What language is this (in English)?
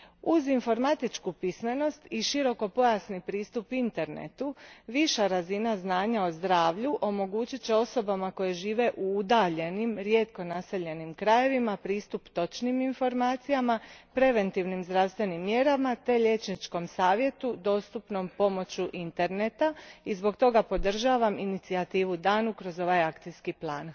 Croatian